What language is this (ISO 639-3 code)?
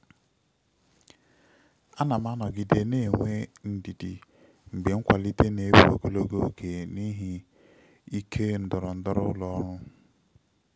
ibo